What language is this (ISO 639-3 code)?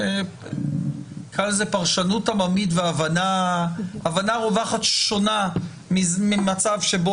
heb